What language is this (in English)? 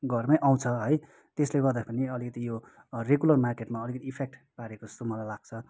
Nepali